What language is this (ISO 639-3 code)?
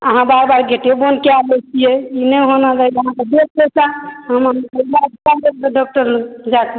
mai